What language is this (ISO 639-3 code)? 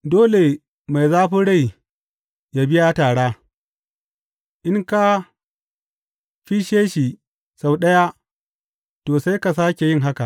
hau